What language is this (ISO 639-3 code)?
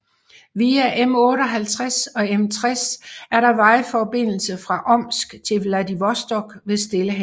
dan